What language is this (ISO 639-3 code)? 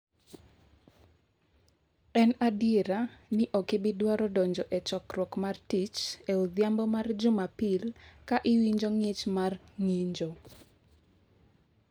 luo